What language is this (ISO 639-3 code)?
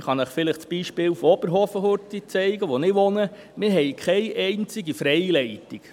gsw